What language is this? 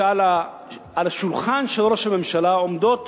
Hebrew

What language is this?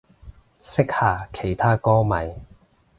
Cantonese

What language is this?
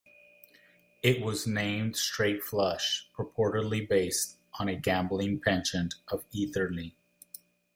English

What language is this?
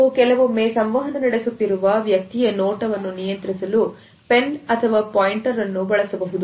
Kannada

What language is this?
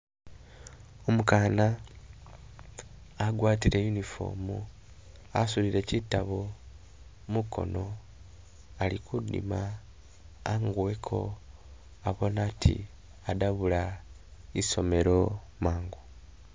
Masaaba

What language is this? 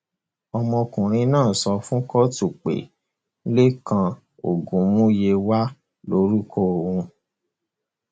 Yoruba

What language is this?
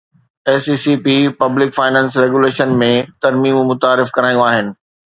Sindhi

